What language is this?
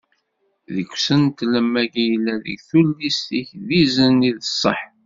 Kabyle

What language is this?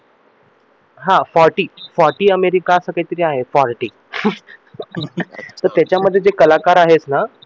Marathi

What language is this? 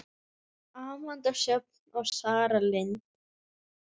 Icelandic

